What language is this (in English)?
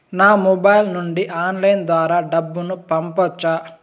Telugu